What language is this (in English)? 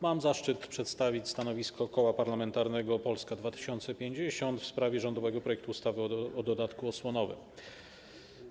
Polish